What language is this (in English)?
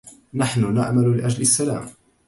Arabic